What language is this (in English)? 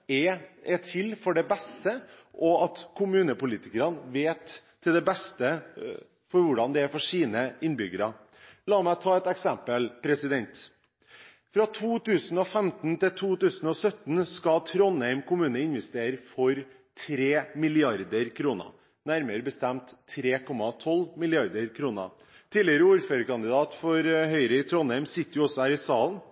Norwegian Bokmål